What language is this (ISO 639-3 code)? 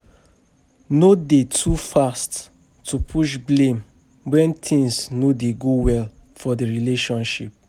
pcm